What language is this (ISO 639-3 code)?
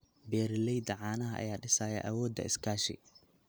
som